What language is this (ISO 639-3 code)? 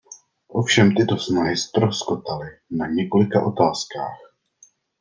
ces